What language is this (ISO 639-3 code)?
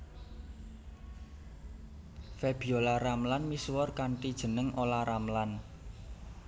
jav